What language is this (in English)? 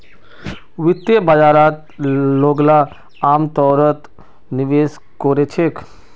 Magahi